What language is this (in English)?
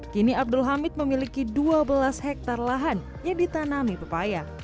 Indonesian